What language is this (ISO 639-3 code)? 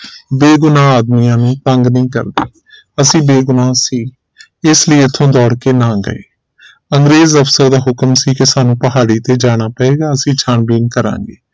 pan